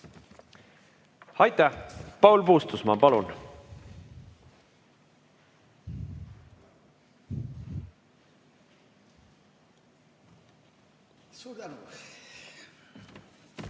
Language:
Estonian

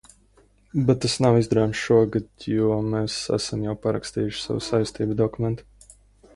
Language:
Latvian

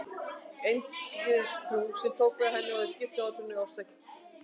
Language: Icelandic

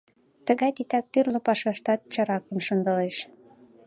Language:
Mari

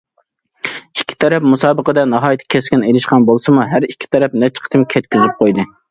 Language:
Uyghur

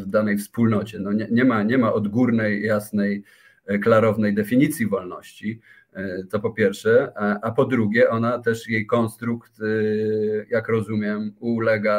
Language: Polish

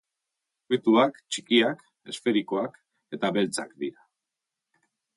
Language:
Basque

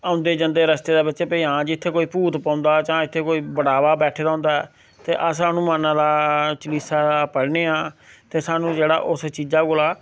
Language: Dogri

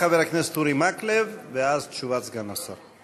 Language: Hebrew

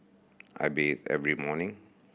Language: English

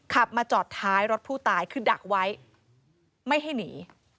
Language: Thai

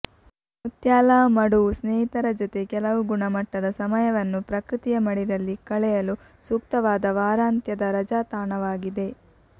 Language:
Kannada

